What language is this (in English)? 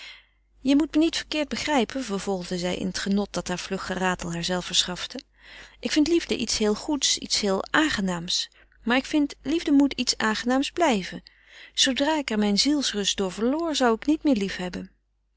Dutch